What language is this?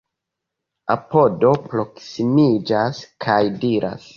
Esperanto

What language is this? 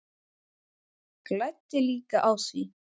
Icelandic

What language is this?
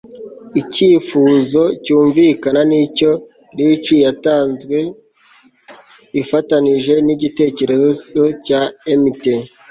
Kinyarwanda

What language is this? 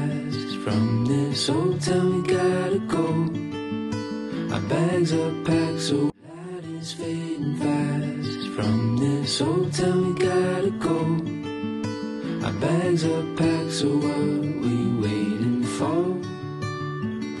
Thai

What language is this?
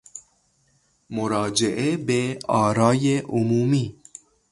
Persian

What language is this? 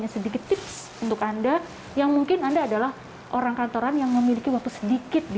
Indonesian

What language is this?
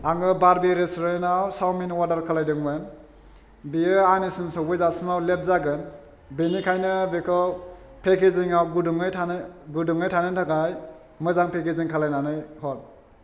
Bodo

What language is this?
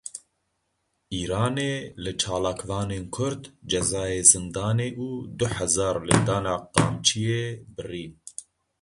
Kurdish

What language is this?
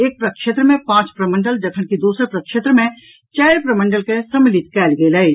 Maithili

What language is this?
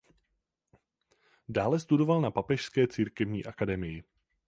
Czech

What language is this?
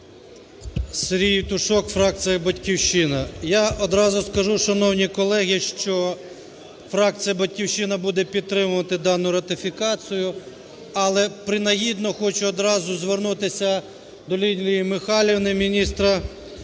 Ukrainian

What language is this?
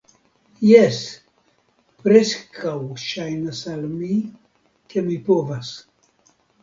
Esperanto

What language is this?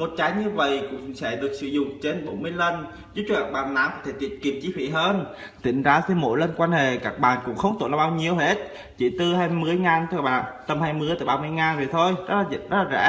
Vietnamese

